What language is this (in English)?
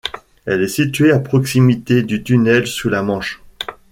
French